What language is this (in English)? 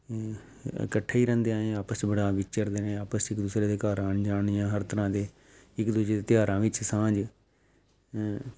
Punjabi